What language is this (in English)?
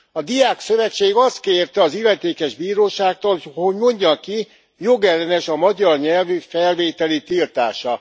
Hungarian